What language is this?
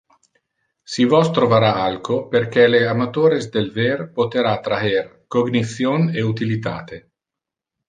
Interlingua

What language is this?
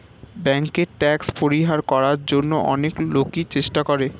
Bangla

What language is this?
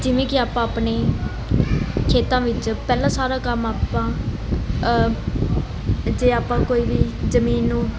Punjabi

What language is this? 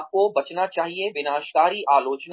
Hindi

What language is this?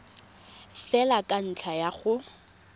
Tswana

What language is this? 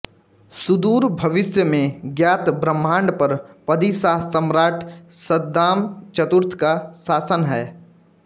Hindi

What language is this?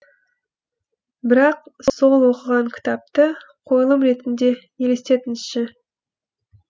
Kazakh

